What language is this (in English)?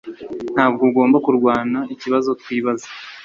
Kinyarwanda